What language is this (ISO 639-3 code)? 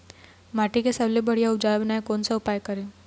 hne